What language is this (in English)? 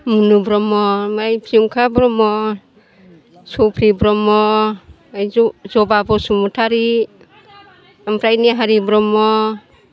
Bodo